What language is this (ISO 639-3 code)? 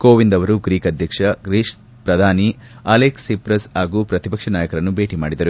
kan